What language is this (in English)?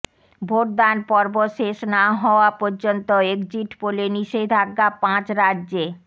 Bangla